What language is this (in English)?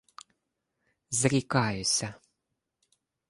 Ukrainian